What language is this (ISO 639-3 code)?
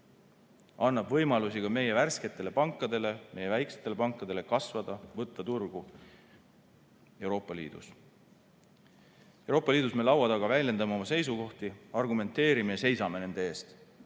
est